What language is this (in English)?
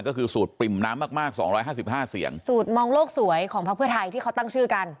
Thai